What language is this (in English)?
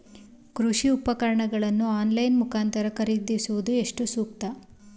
Kannada